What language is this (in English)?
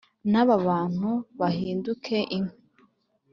Kinyarwanda